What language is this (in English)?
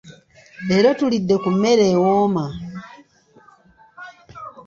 Ganda